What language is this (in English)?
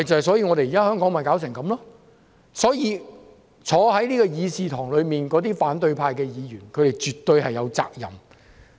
Cantonese